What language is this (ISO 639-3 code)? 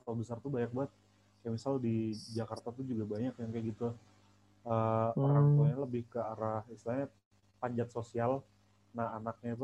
ind